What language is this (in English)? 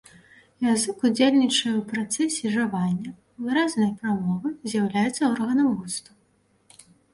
Belarusian